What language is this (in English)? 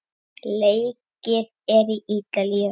Icelandic